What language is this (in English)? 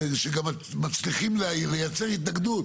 Hebrew